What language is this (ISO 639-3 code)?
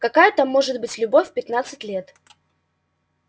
rus